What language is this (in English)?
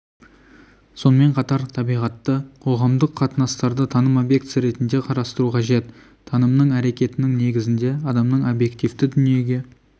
Kazakh